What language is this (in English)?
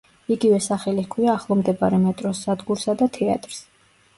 Georgian